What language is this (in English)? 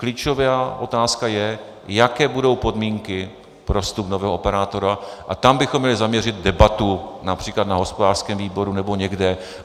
Czech